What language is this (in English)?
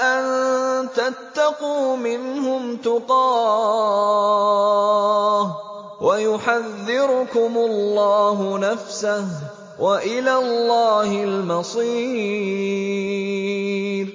Arabic